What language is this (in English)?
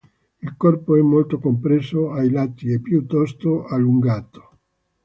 Italian